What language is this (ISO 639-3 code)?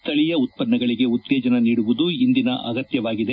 kan